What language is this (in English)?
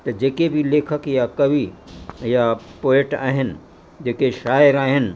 Sindhi